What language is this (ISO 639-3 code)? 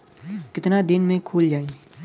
bho